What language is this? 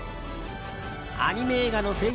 Japanese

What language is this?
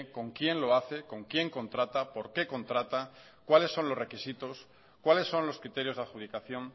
Spanish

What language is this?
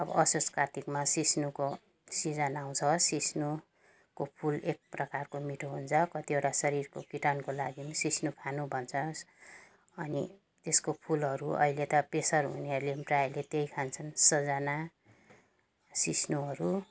Nepali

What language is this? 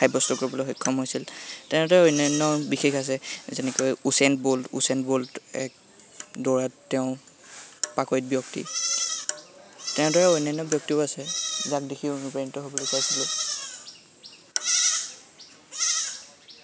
Assamese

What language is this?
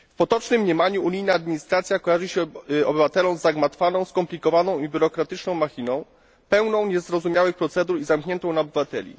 Polish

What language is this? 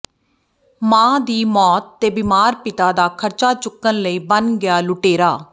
Punjabi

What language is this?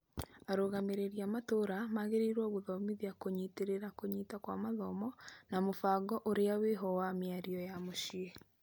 Kikuyu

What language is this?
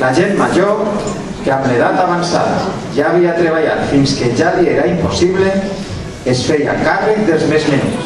Greek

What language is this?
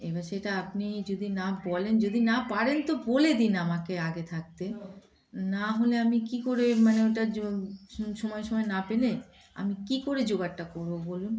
Bangla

